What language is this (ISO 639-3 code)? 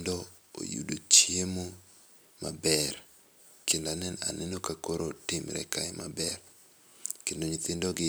luo